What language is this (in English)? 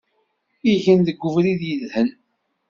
Kabyle